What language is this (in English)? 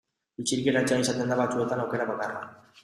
Basque